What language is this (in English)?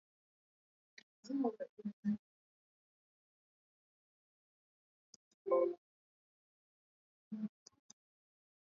Swahili